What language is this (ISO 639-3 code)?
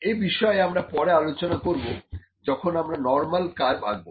ben